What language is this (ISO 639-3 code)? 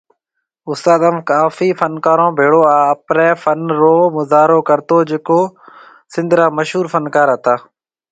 mve